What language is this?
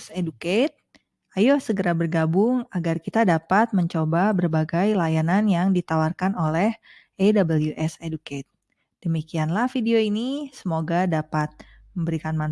Indonesian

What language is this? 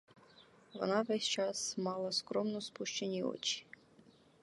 Ukrainian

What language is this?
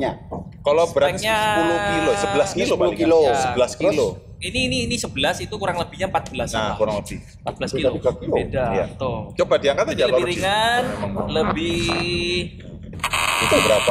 Indonesian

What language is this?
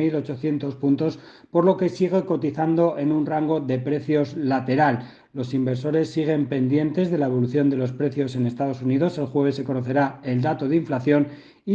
Spanish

